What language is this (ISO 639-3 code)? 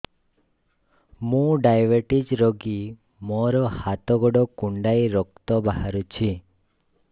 ori